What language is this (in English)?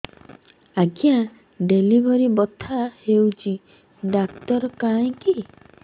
Odia